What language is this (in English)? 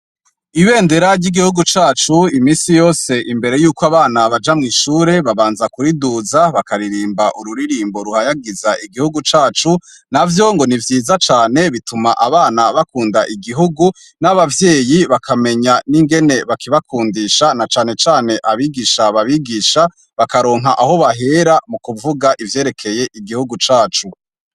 Rundi